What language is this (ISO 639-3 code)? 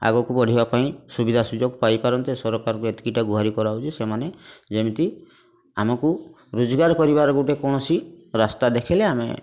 ori